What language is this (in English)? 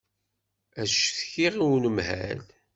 Kabyle